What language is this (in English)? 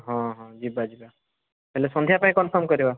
Odia